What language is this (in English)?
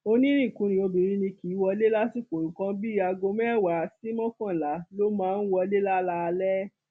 Yoruba